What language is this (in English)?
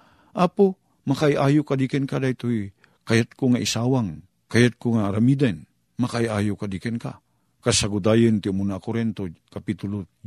Filipino